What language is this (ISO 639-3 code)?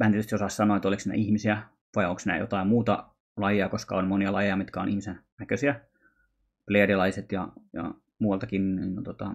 fin